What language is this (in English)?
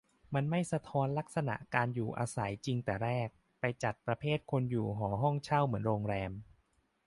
Thai